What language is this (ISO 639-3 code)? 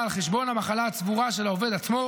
heb